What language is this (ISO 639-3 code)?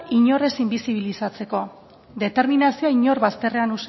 eus